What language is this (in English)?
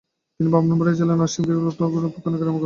Bangla